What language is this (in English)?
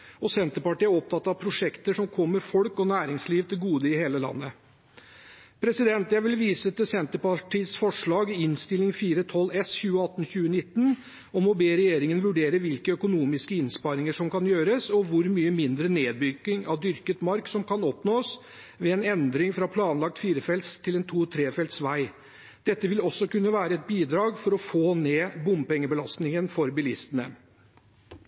Norwegian Bokmål